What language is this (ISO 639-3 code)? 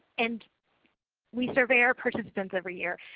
eng